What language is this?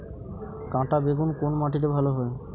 Bangla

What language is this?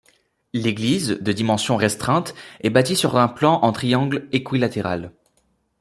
French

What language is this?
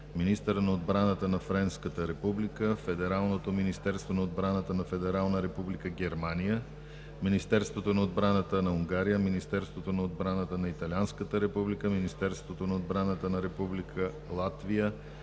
Bulgarian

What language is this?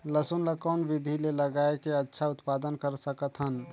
Chhattisgarhi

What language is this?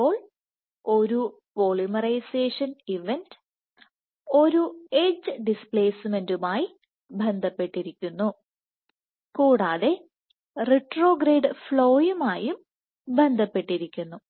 Malayalam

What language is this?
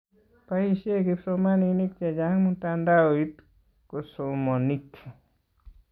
Kalenjin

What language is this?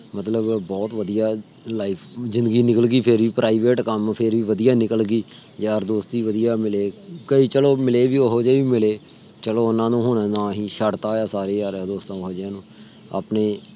Punjabi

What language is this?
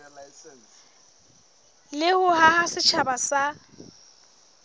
Southern Sotho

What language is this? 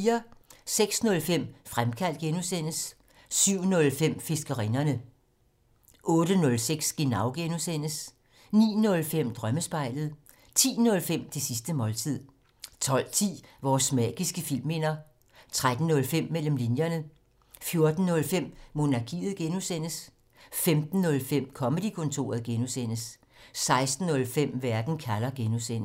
Danish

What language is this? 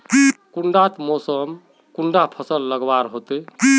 Magahi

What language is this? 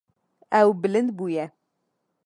Kurdish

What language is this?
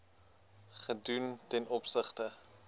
Afrikaans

